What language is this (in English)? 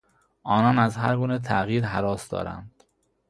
Persian